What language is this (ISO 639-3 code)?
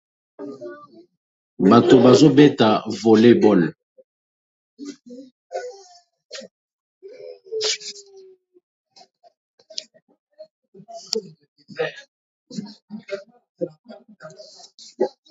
lin